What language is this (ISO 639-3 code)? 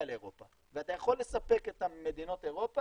heb